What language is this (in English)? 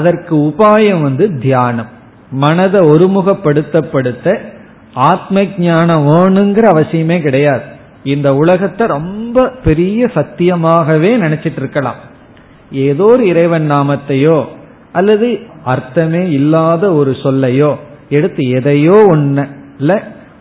Tamil